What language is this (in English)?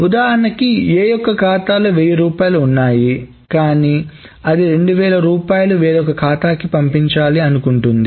Telugu